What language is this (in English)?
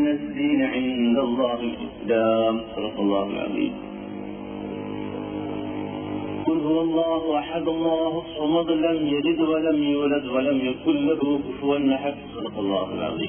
Malayalam